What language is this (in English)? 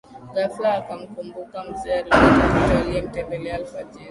Swahili